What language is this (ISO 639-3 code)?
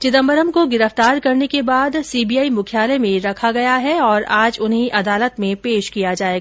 hin